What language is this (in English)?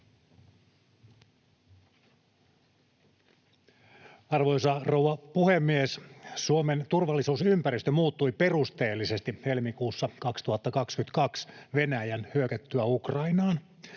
Finnish